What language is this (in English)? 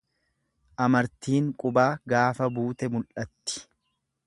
Oromo